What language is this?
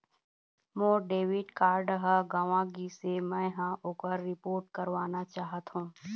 Chhattisgarhi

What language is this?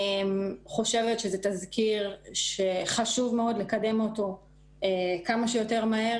Hebrew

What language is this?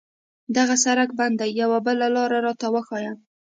Pashto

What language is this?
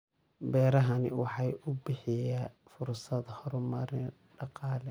Somali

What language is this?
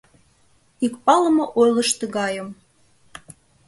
Mari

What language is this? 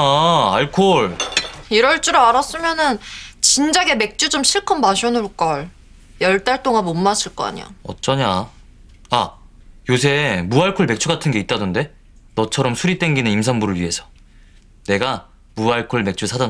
Korean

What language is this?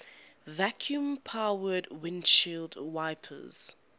English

